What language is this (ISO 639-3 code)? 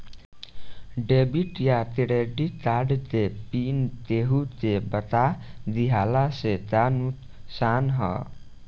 bho